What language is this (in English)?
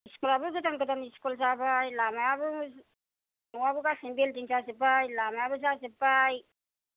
Bodo